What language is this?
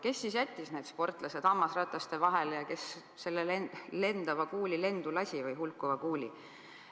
Estonian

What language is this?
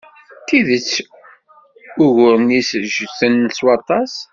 Kabyle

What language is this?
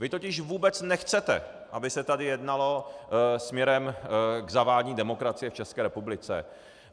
Czech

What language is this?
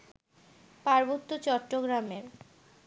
Bangla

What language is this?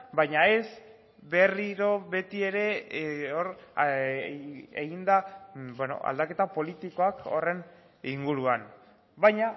Basque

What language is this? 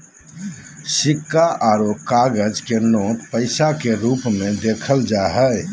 Magahi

